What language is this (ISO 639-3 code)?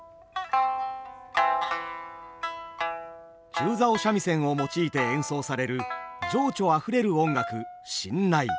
jpn